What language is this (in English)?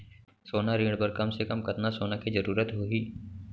Chhattisgarhi